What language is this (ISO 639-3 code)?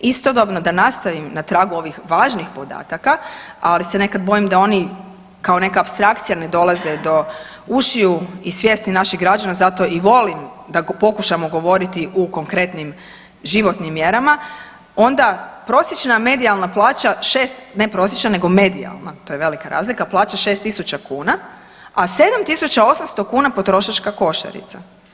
hrv